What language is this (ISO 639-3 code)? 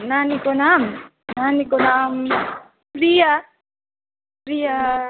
nep